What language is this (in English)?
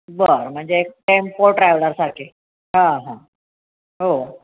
Marathi